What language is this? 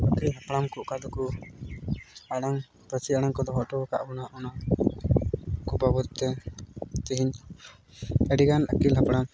Santali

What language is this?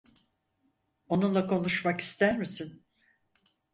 Turkish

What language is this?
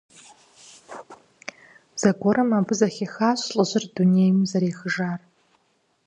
Kabardian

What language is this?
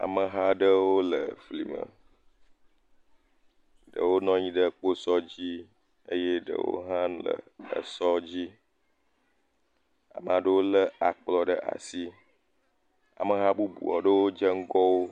Ewe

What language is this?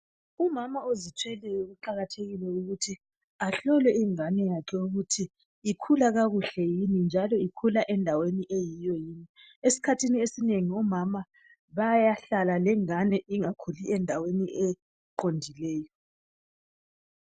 North Ndebele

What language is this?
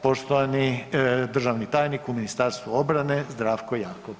Croatian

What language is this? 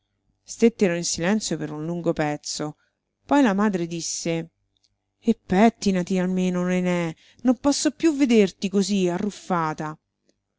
Italian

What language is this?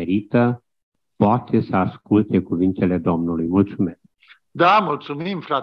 Romanian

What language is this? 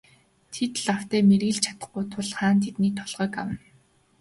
Mongolian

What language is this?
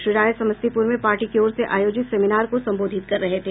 Hindi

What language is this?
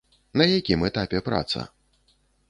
Belarusian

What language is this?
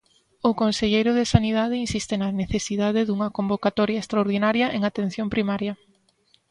Galician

